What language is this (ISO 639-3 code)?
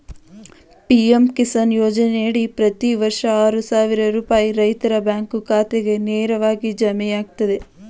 kan